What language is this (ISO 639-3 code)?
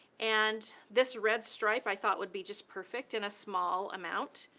eng